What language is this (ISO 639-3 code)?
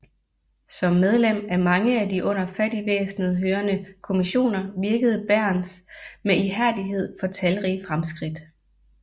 dan